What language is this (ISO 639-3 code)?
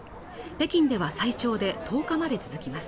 jpn